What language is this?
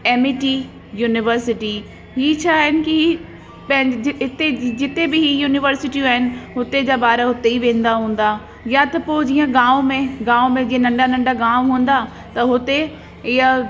Sindhi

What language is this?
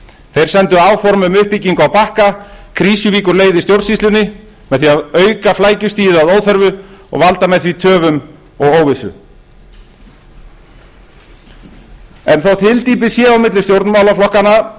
Icelandic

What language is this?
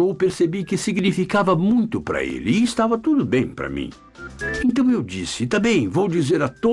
Portuguese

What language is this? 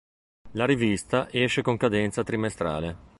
Italian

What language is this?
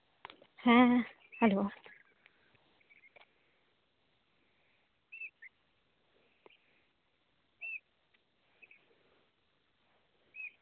Santali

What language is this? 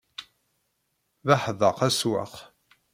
Kabyle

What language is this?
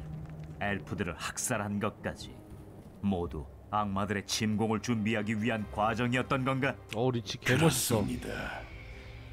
Korean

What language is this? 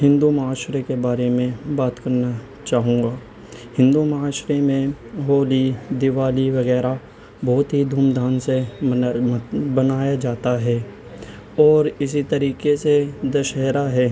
Urdu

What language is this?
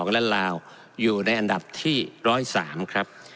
Thai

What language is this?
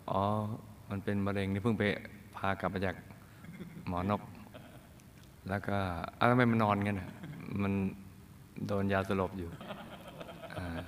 Thai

